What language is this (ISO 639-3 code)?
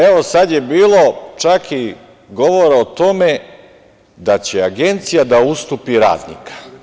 srp